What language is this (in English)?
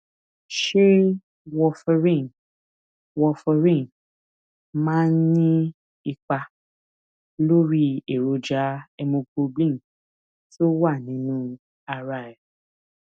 Yoruba